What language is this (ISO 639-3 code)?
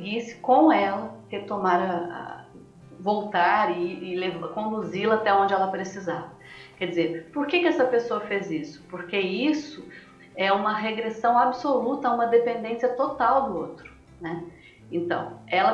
por